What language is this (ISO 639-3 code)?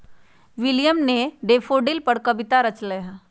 mag